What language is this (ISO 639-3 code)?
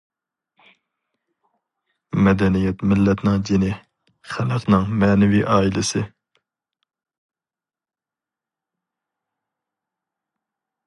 uig